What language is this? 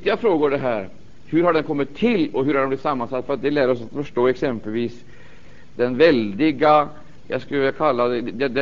Swedish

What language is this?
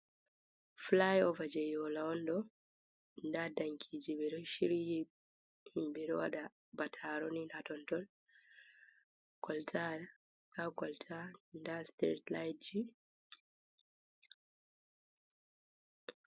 Fula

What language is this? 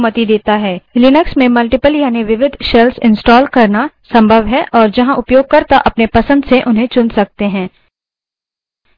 Hindi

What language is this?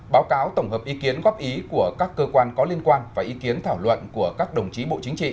Vietnamese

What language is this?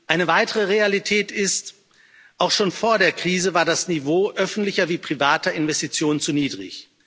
German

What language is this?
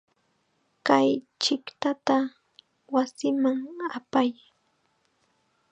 Chiquián Ancash Quechua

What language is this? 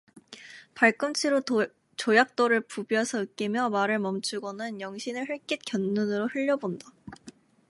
Korean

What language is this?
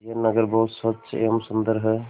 Hindi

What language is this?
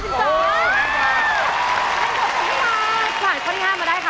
Thai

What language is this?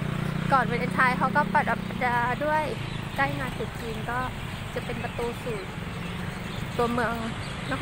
Thai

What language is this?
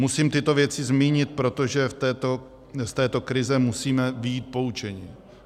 Czech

